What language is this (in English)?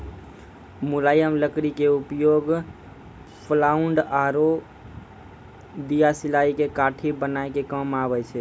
Maithili